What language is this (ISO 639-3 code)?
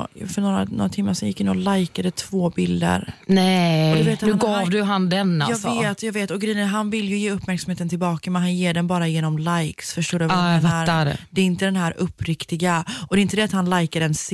swe